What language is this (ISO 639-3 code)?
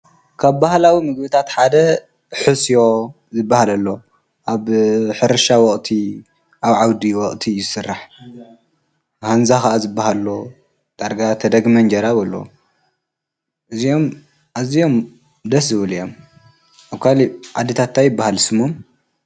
tir